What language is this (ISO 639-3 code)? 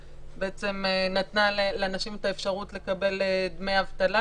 heb